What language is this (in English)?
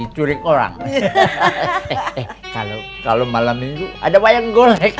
Indonesian